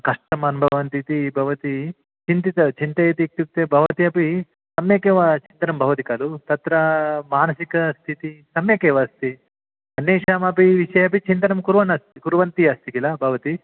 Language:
Sanskrit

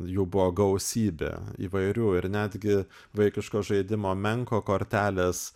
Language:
Lithuanian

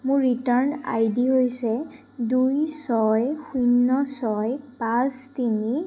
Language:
Assamese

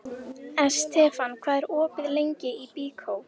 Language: Icelandic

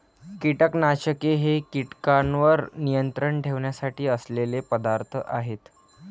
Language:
Marathi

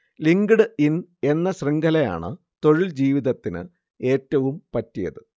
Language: Malayalam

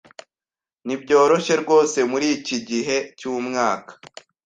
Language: Kinyarwanda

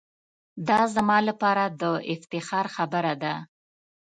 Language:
Pashto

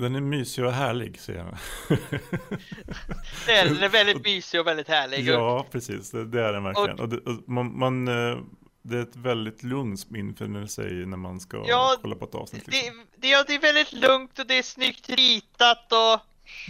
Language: Swedish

